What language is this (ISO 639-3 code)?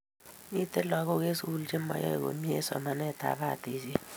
kln